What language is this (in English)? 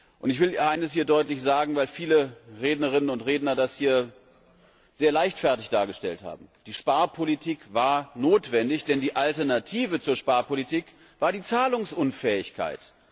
German